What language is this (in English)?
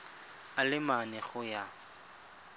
Tswana